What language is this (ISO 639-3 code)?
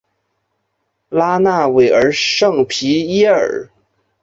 zho